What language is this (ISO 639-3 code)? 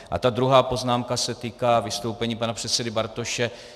ces